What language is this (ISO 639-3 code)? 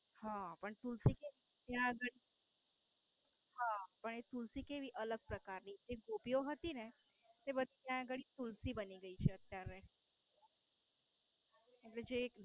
guj